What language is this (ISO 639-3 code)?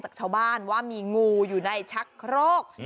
tha